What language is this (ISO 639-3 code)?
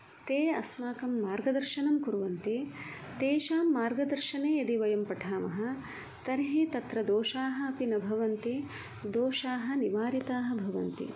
san